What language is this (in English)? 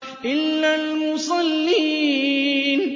Arabic